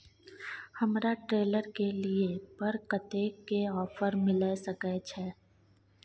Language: Maithili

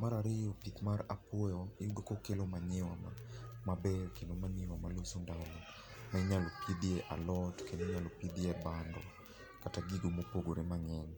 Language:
Luo (Kenya and Tanzania)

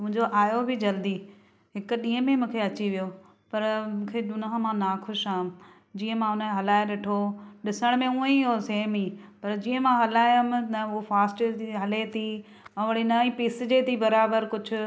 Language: Sindhi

